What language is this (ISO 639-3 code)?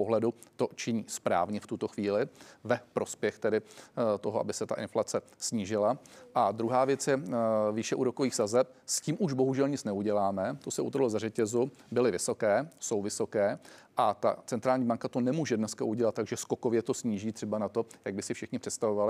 ces